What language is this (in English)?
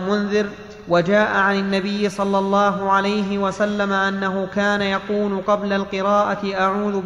Arabic